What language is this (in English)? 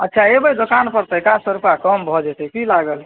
Maithili